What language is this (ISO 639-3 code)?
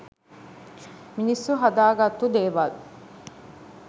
sin